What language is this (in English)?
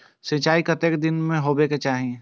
Maithili